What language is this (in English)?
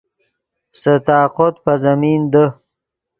Yidgha